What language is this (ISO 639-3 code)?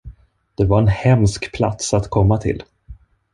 swe